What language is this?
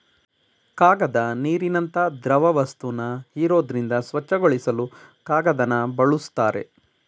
Kannada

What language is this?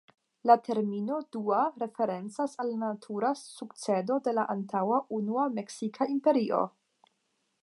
Esperanto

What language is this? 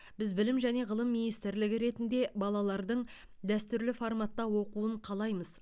Kazakh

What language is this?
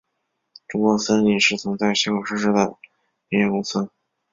Chinese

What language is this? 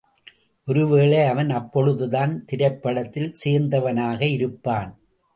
Tamil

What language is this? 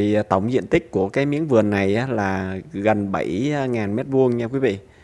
Vietnamese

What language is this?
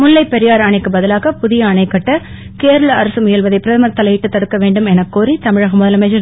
Tamil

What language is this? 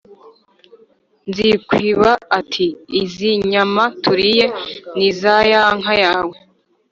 Kinyarwanda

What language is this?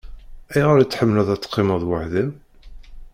Kabyle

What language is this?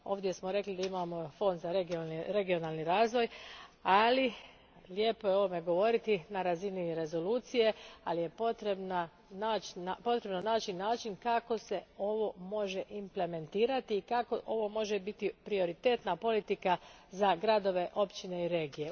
Croatian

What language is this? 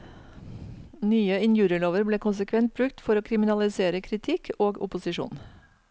Norwegian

